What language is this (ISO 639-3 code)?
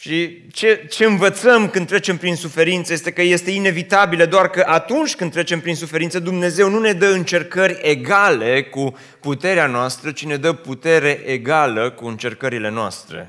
ron